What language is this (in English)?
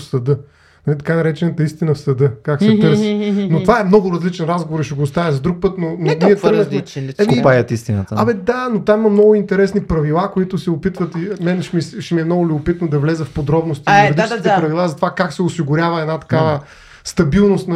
Bulgarian